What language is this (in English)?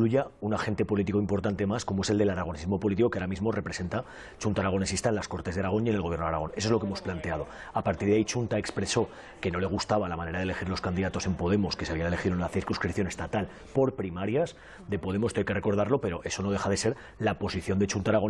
Spanish